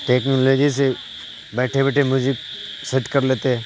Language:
Urdu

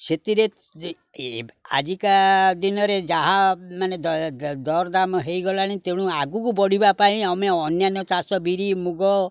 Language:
Odia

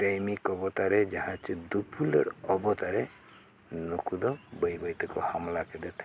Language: Santali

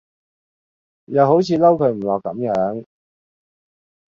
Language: Cantonese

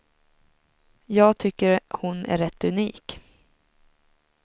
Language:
Swedish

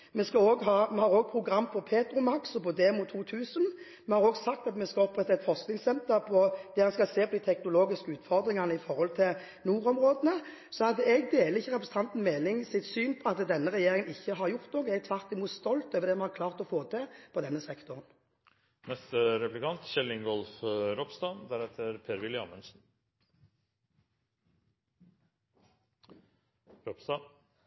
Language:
Norwegian Bokmål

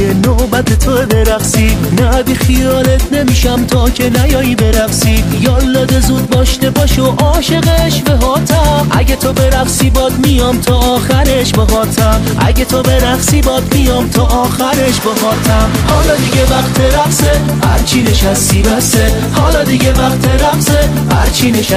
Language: Persian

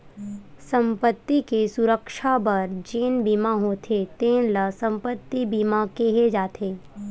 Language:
Chhattisgarhi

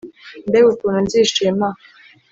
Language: Kinyarwanda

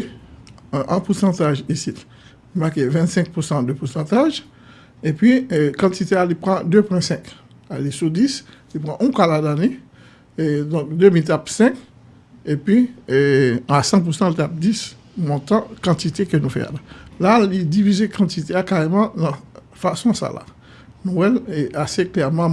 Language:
French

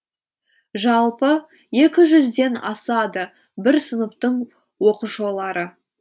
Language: Kazakh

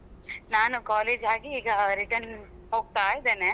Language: Kannada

